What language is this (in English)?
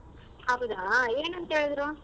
Kannada